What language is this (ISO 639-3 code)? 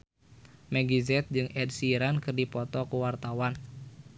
sun